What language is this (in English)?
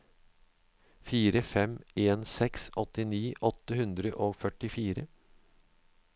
Norwegian